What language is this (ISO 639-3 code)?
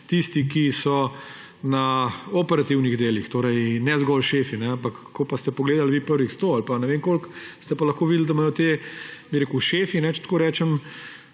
slv